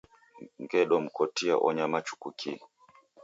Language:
Taita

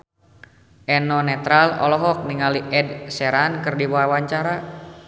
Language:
Sundanese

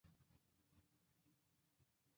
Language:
Chinese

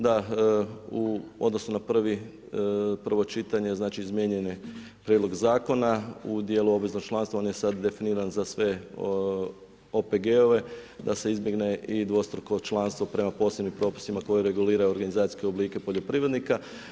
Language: Croatian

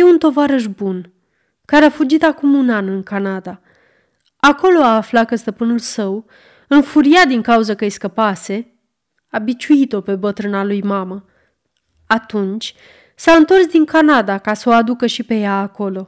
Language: Romanian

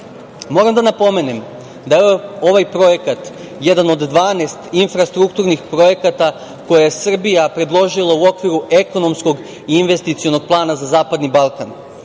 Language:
Serbian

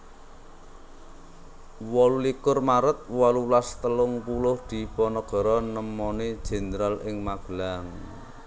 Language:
Javanese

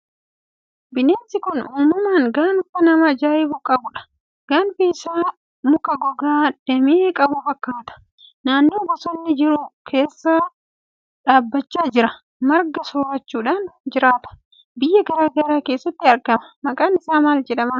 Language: Oromo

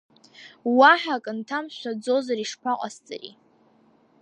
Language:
Abkhazian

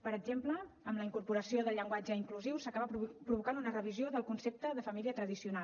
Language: Catalan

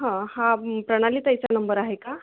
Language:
Marathi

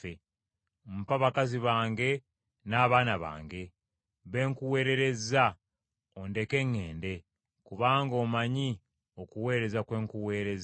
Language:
Ganda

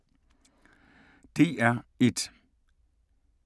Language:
Danish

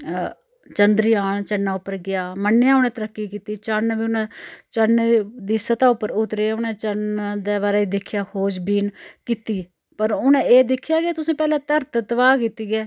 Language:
Dogri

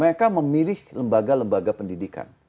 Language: Indonesian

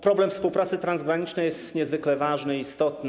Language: Polish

